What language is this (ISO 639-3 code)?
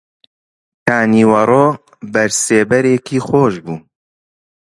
ckb